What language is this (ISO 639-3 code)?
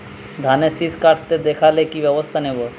ben